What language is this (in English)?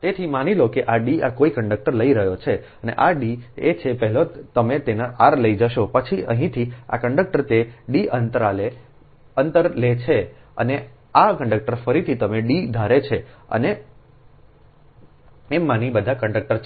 Gujarati